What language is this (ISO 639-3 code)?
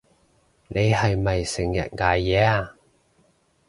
yue